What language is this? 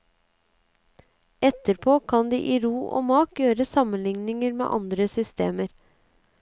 Norwegian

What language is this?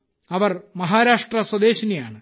Malayalam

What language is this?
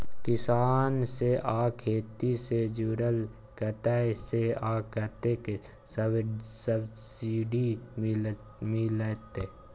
Maithili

